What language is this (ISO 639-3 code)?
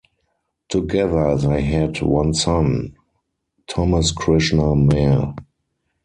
eng